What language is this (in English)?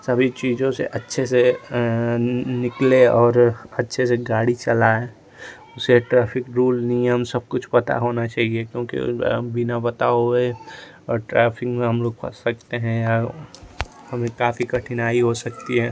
Hindi